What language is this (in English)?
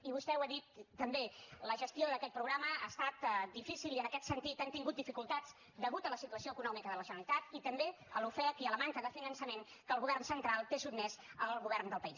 Catalan